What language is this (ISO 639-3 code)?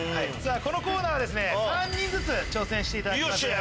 jpn